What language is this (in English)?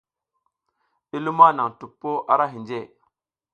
South Giziga